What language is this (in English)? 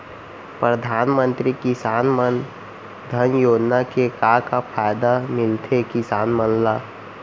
Chhattisgarhi